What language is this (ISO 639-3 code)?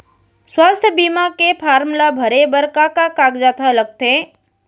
hne